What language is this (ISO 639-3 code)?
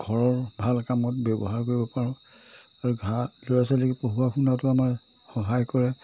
asm